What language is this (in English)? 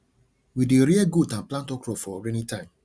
Nigerian Pidgin